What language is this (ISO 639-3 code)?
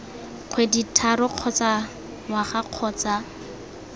tsn